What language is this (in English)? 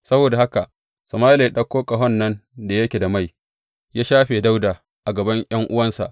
Hausa